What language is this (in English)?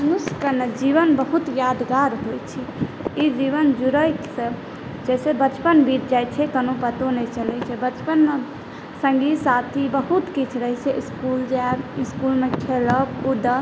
Maithili